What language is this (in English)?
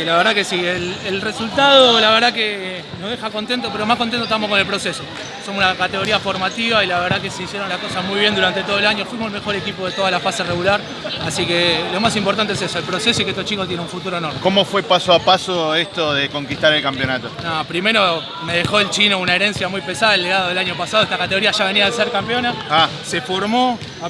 Spanish